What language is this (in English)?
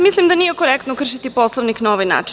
Serbian